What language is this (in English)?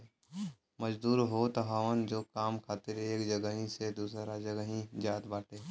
Bhojpuri